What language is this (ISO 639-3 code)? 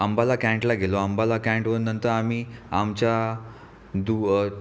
mar